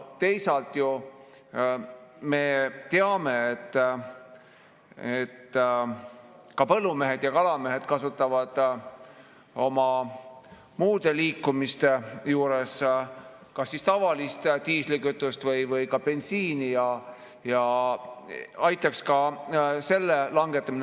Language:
Estonian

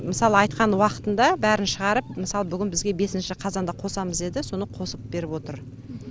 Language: Kazakh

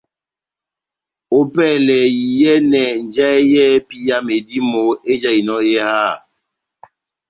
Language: Batanga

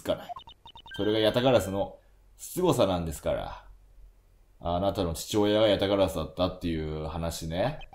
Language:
Japanese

